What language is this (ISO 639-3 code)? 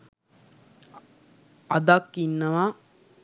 sin